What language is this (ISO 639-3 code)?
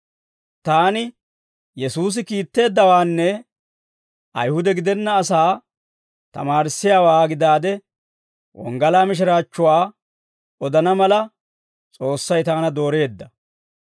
dwr